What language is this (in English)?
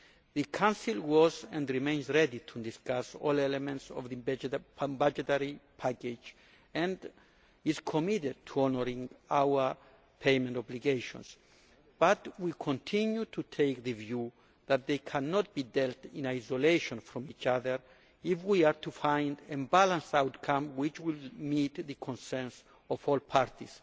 English